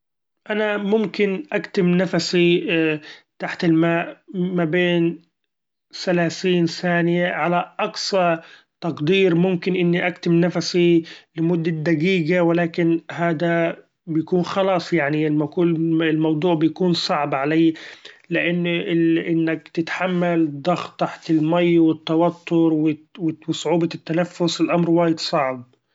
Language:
Gulf Arabic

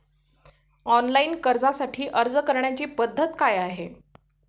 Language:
Marathi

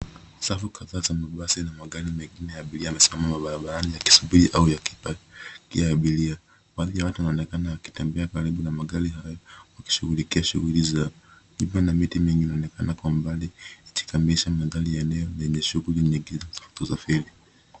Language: Swahili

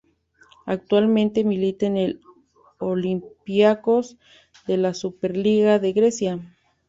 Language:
Spanish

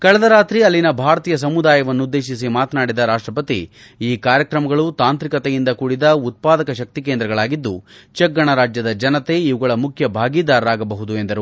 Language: Kannada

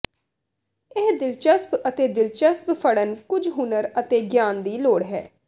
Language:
Punjabi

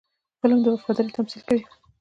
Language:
Pashto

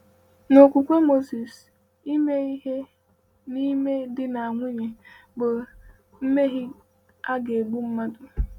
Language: Igbo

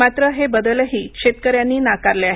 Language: Marathi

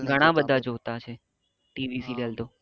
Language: Gujarati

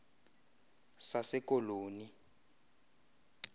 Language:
Xhosa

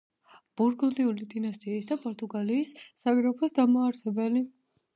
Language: Georgian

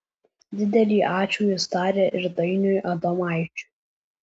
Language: Lithuanian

